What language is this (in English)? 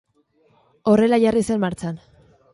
Basque